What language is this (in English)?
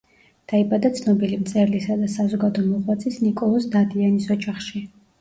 Georgian